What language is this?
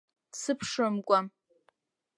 Abkhazian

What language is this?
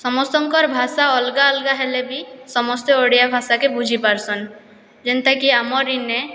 Odia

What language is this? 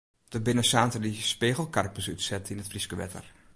Western Frisian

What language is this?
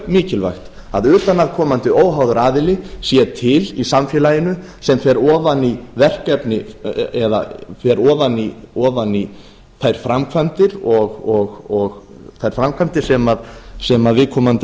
Icelandic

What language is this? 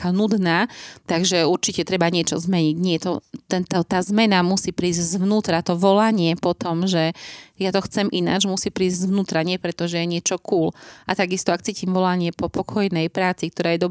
Slovak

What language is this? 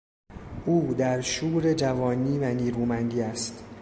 Persian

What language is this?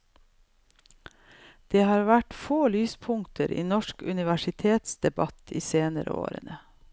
Norwegian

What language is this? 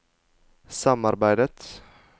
Norwegian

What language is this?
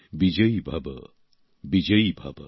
Bangla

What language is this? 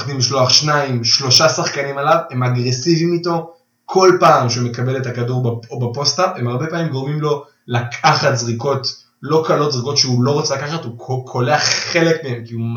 Hebrew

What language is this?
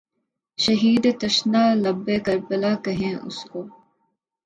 Urdu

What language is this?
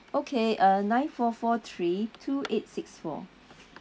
English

